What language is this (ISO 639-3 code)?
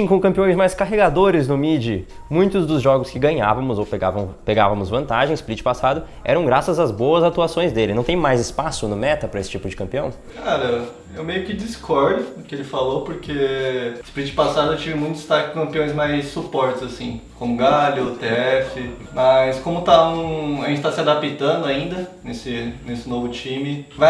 por